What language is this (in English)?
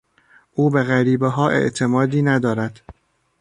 Persian